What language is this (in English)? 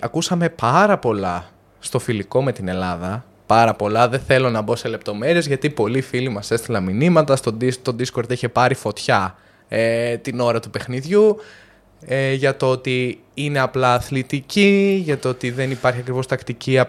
Greek